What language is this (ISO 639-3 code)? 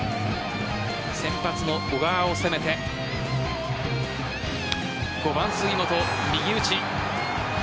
jpn